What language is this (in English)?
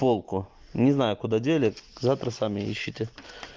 Russian